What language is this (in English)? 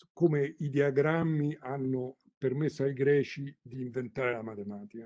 Italian